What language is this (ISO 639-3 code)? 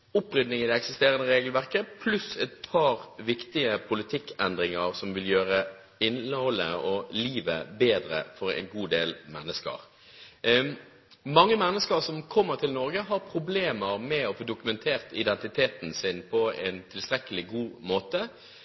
nob